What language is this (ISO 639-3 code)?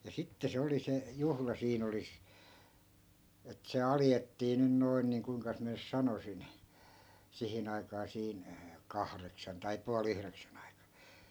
fin